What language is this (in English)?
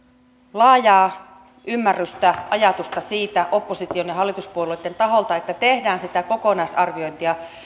Finnish